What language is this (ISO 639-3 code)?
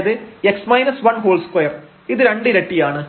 mal